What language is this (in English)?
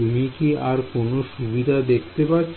Bangla